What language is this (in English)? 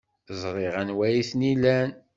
Kabyle